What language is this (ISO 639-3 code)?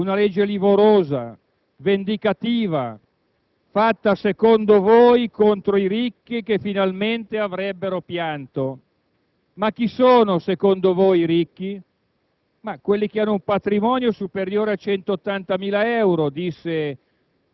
ita